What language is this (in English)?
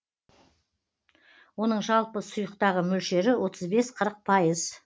Kazakh